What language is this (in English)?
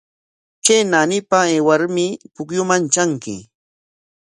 Corongo Ancash Quechua